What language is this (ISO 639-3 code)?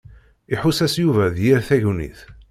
kab